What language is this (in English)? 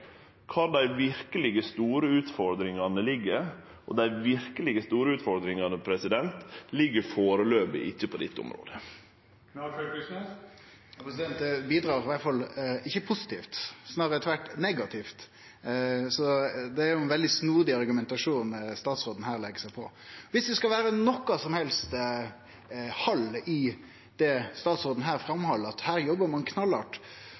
Norwegian Nynorsk